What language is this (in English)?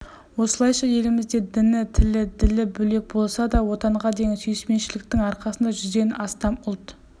Kazakh